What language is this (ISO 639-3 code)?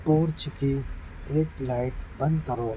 urd